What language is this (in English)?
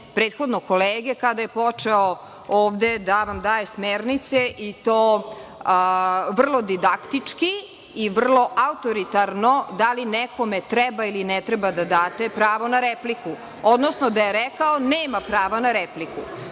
Serbian